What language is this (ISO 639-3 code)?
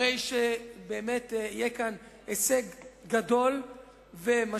heb